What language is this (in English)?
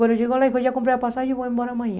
Portuguese